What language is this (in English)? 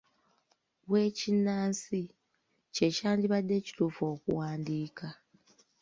Ganda